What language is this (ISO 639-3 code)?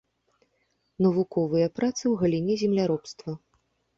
bel